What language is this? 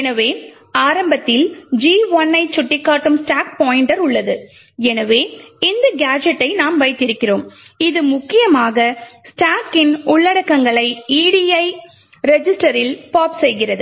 Tamil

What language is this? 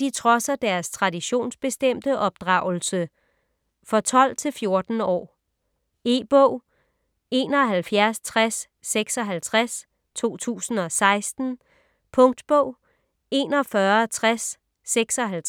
Danish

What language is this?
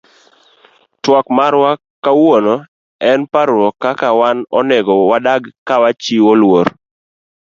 Luo (Kenya and Tanzania)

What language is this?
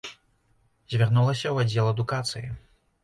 Belarusian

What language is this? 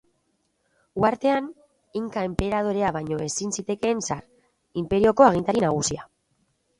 Basque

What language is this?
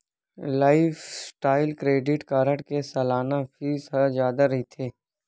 Chhattisgarhi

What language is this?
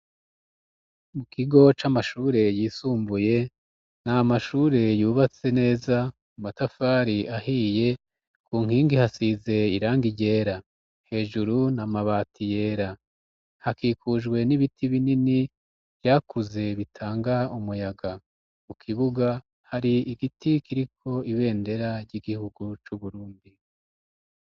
Rundi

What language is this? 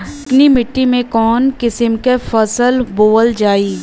Bhojpuri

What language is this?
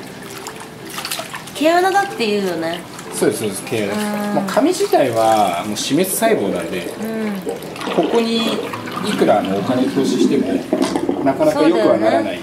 Japanese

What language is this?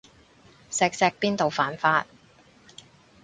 Cantonese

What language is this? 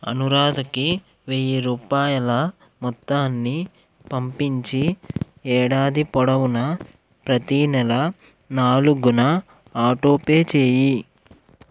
Telugu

